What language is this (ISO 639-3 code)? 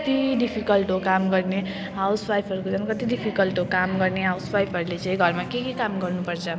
nep